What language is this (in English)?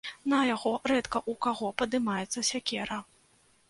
Belarusian